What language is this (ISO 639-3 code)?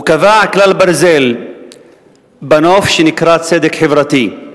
heb